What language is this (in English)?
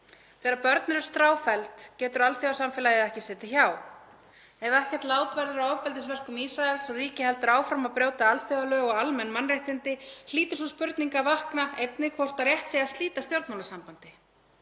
Icelandic